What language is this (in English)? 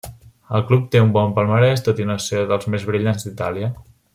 Catalan